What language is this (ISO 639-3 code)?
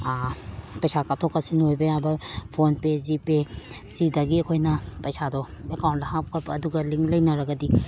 mni